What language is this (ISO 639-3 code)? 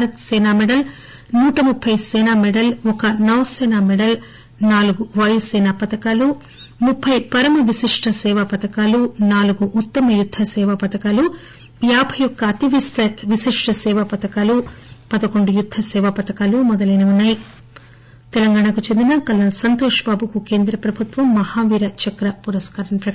tel